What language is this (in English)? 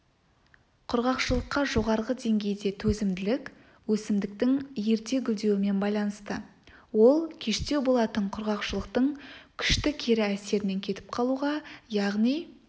Kazakh